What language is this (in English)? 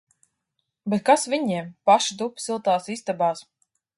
Latvian